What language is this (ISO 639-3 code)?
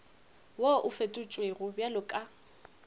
nso